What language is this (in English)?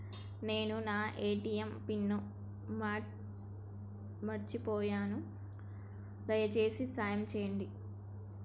Telugu